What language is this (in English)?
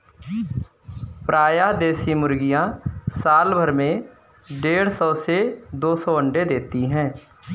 Hindi